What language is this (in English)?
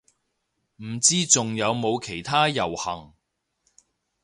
Cantonese